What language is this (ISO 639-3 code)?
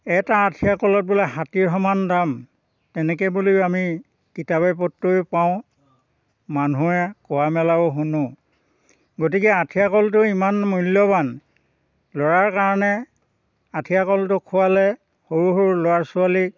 asm